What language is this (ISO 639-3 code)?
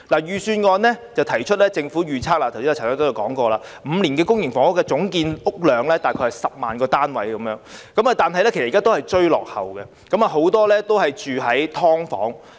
yue